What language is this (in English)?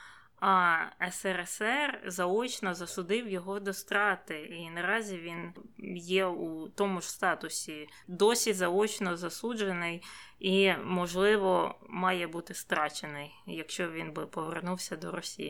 Ukrainian